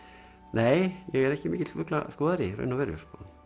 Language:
Icelandic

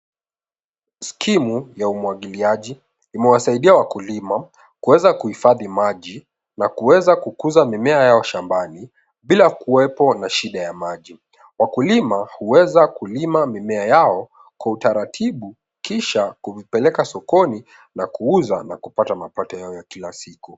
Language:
Swahili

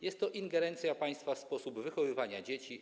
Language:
Polish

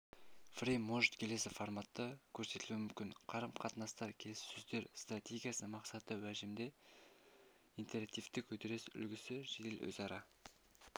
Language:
Kazakh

